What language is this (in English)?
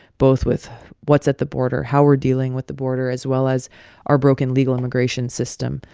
English